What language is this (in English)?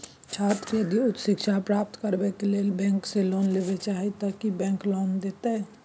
Maithili